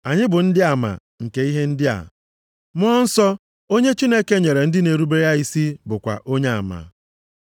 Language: Igbo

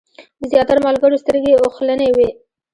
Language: Pashto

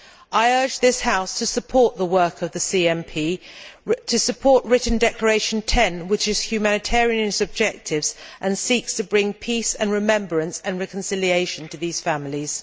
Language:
English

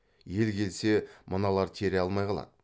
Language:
Kazakh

